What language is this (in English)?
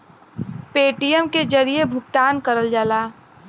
Bhojpuri